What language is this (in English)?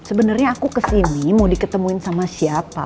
Indonesian